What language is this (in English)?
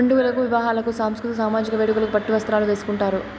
Telugu